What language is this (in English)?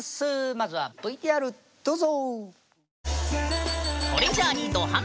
Japanese